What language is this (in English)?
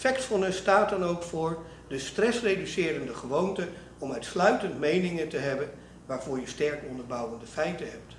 Dutch